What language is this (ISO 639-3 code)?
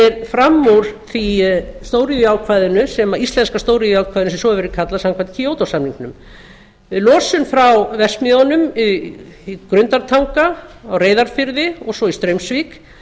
isl